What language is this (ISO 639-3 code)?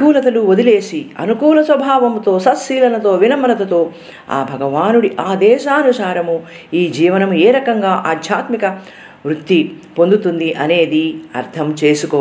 tel